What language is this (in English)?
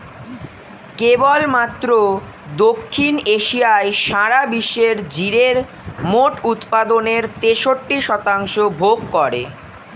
Bangla